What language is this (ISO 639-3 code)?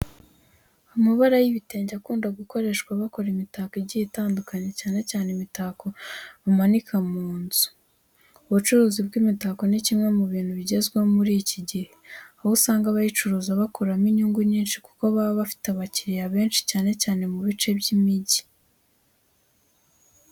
kin